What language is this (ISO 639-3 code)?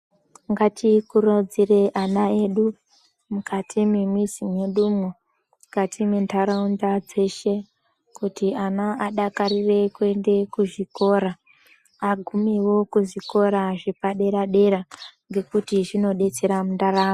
ndc